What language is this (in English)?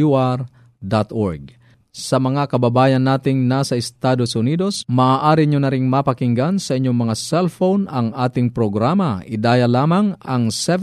Filipino